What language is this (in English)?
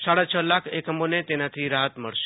Gujarati